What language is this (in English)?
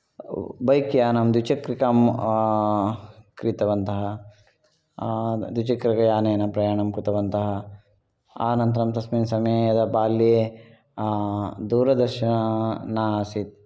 Sanskrit